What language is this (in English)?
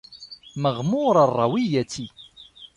Arabic